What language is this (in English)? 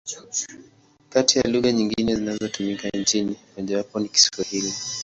Swahili